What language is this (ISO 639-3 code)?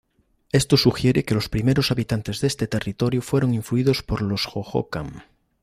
spa